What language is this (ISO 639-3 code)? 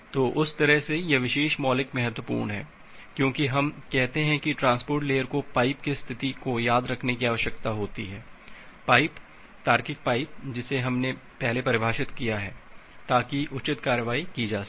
hin